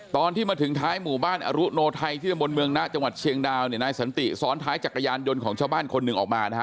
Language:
Thai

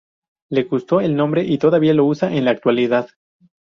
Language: Spanish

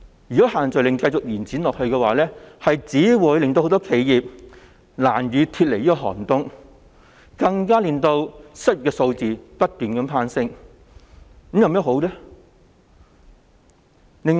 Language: Cantonese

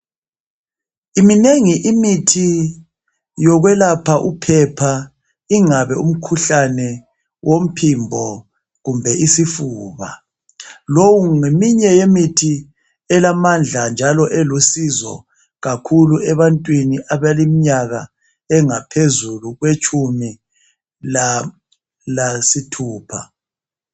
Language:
North Ndebele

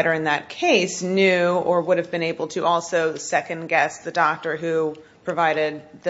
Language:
English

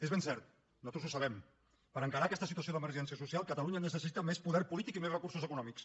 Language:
Catalan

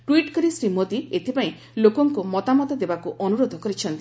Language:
Odia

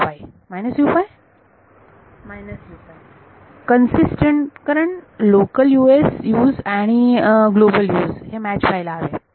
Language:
Marathi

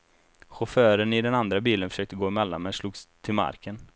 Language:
Swedish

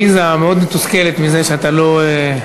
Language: Hebrew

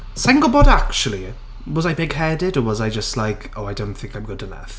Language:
Welsh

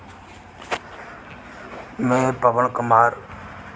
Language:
Dogri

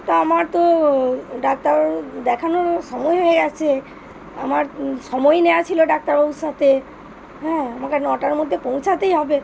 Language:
Bangla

